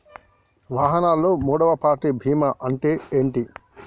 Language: Telugu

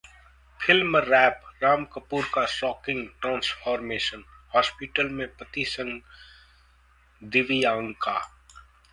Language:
Hindi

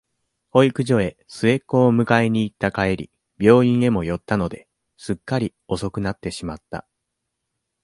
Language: Japanese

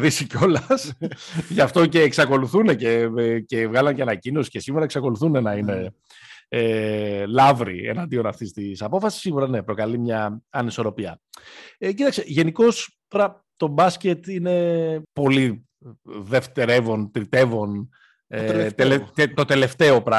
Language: Greek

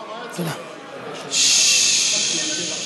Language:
Hebrew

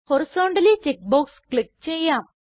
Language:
Malayalam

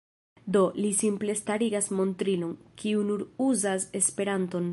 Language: Esperanto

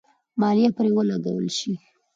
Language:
Pashto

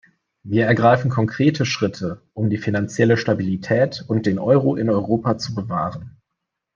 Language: German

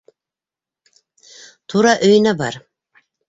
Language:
Bashkir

